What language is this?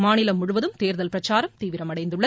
Tamil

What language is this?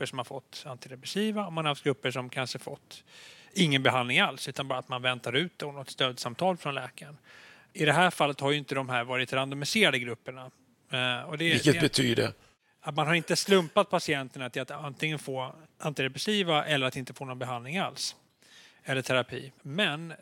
Swedish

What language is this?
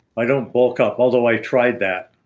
English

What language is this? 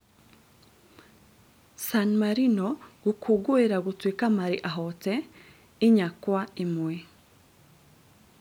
Kikuyu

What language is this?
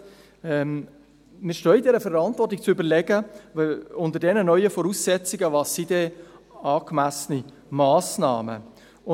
Swiss German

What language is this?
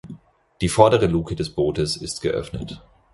German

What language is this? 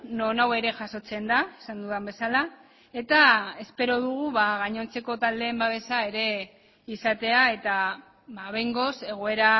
Basque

